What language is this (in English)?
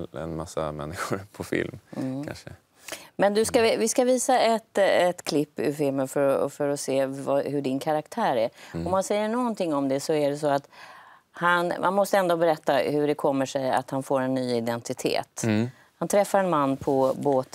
Swedish